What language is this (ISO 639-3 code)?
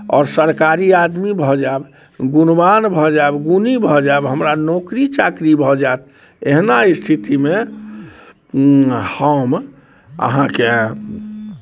mai